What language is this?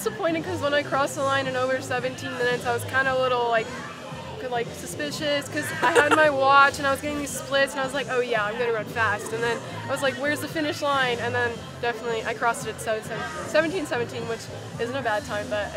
English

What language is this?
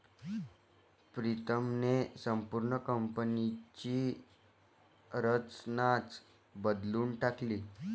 Marathi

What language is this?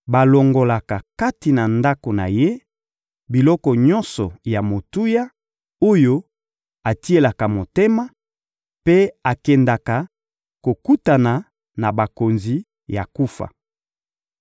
Lingala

